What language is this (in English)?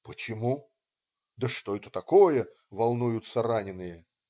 Russian